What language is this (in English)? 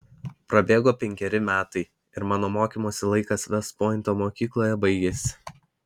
Lithuanian